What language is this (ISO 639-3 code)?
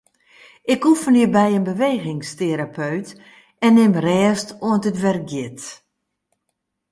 fry